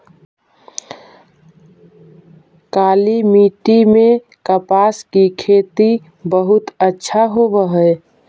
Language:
Magahi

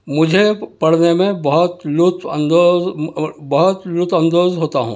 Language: Urdu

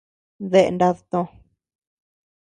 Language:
Tepeuxila Cuicatec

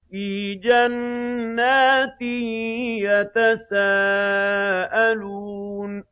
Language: Arabic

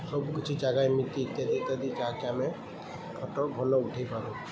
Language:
Odia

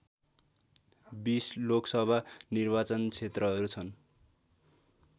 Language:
Nepali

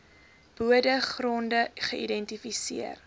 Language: Afrikaans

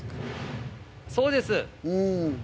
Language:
Japanese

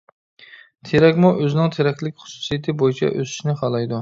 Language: Uyghur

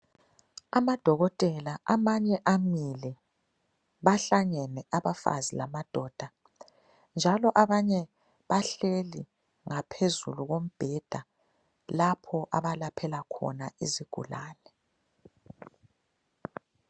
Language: North Ndebele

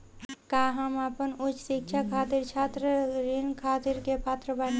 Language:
Bhojpuri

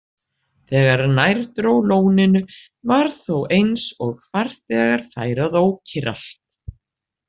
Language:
Icelandic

